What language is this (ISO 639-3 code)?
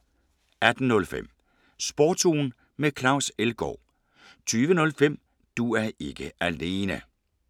dan